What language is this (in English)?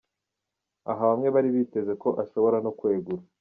Kinyarwanda